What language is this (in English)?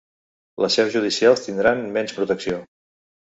Catalan